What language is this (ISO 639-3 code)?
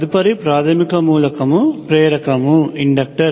tel